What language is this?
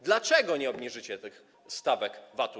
Polish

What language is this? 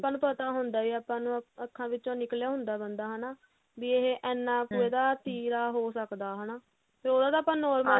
Punjabi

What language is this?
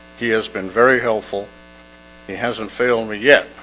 English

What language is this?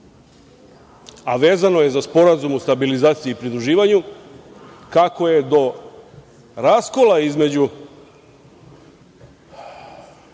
Serbian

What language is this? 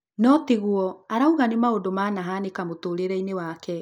Kikuyu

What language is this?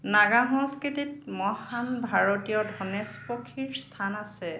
Assamese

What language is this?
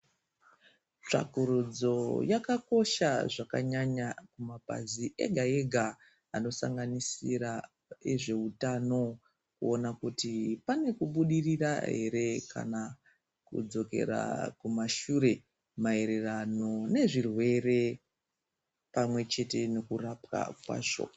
Ndau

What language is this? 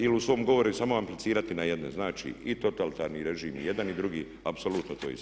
Croatian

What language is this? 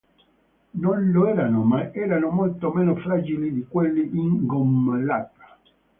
Italian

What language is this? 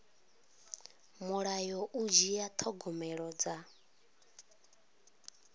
Venda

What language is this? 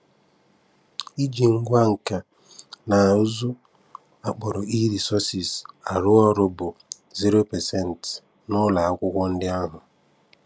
Igbo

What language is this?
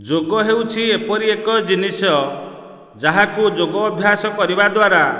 Odia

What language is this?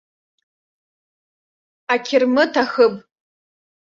Abkhazian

